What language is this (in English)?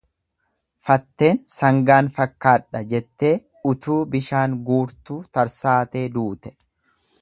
Oromo